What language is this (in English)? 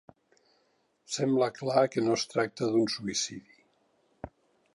Catalan